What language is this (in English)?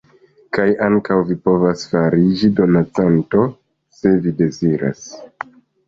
Esperanto